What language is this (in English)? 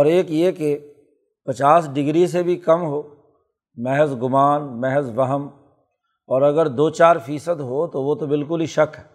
Urdu